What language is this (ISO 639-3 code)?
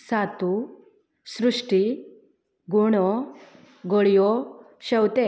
kok